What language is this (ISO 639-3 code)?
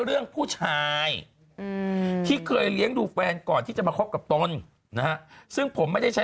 tha